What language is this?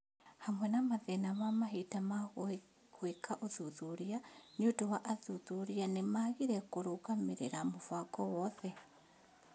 Kikuyu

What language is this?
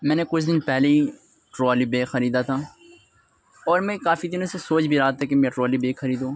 Urdu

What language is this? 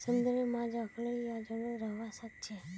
Magahi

